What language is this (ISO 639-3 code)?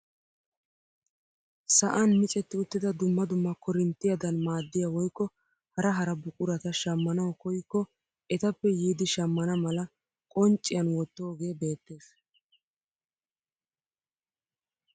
wal